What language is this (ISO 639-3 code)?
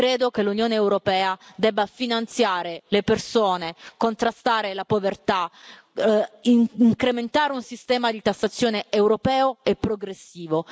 ita